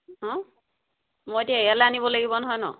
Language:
Assamese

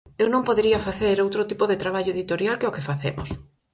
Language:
Galician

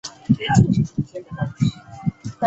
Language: Chinese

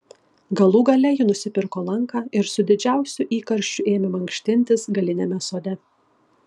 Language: Lithuanian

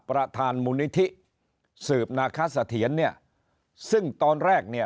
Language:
Thai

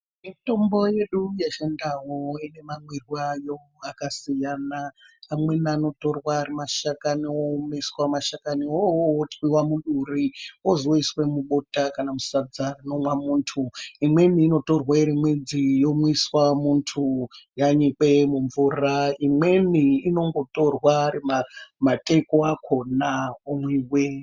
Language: Ndau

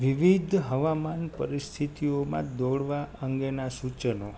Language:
Gujarati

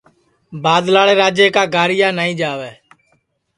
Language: Sansi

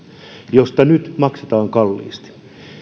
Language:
Finnish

